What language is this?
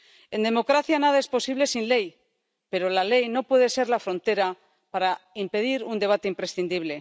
Spanish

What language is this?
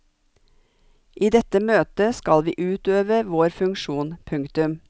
Norwegian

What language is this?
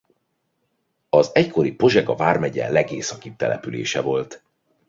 Hungarian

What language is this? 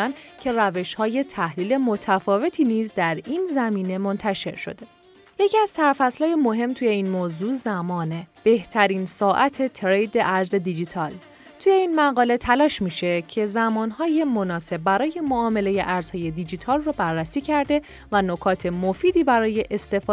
Persian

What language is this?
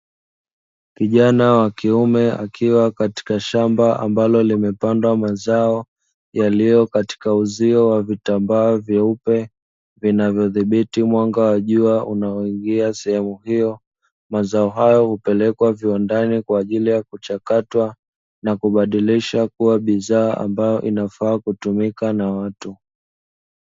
Swahili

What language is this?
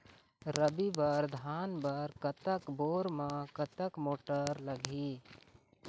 Chhattisgarhi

